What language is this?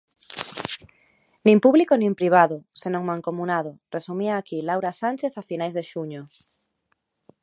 Galician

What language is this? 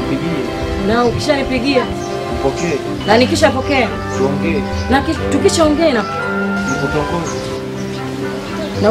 Dutch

